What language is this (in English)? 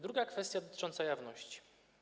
Polish